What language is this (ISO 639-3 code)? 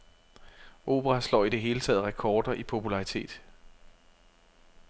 dan